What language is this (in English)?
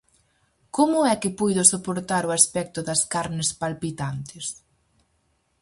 Galician